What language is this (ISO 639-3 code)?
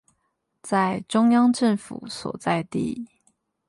zho